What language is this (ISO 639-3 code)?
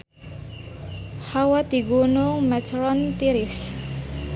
sun